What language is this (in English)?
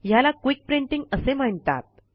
Marathi